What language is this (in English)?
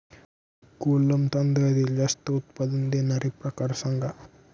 Marathi